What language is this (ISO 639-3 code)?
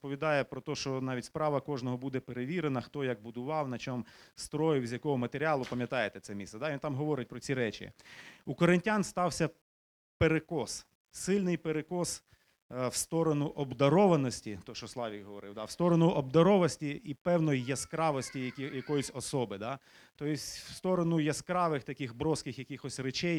ukr